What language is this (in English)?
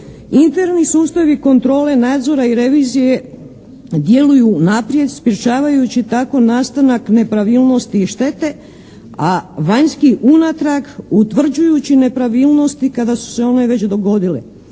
Croatian